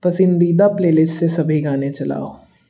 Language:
Hindi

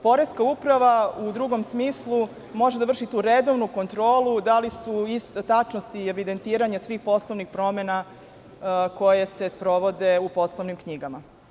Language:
Serbian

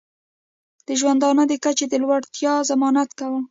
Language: Pashto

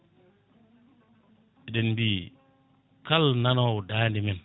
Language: Fula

